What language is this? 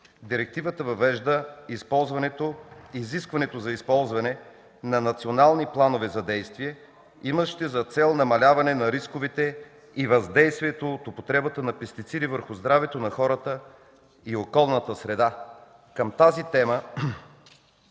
Bulgarian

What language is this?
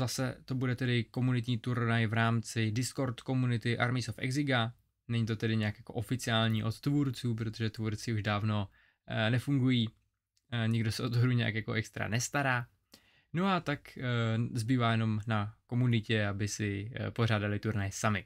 Czech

